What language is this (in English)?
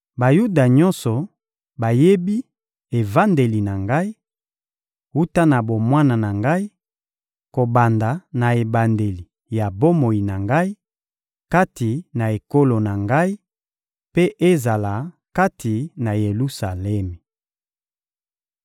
Lingala